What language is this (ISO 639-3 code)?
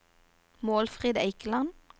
nor